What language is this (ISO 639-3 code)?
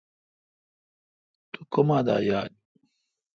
xka